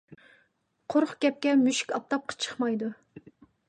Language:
Uyghur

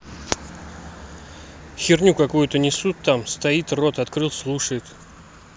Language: Russian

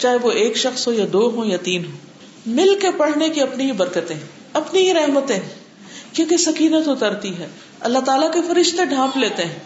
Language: Urdu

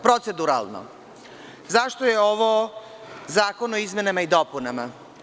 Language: Serbian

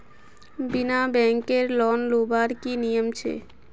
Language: Magahi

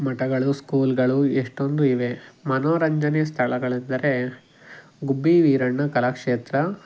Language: Kannada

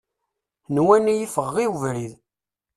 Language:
Kabyle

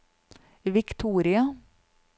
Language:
Norwegian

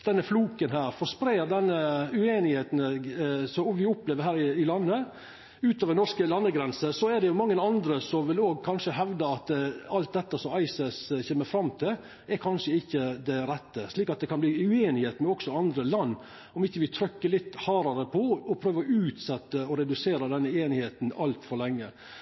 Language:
Norwegian Nynorsk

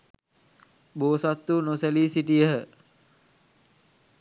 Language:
Sinhala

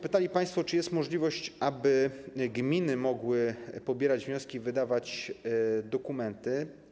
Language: Polish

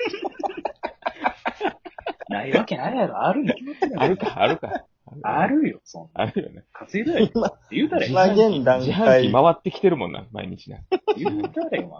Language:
Japanese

